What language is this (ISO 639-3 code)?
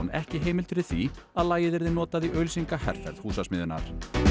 isl